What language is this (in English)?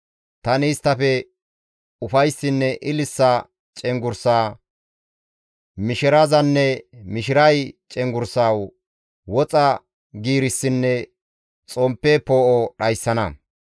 Gamo